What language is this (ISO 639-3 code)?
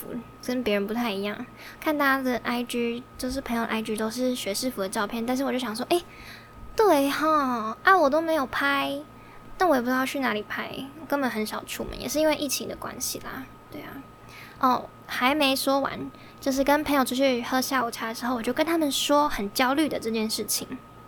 zho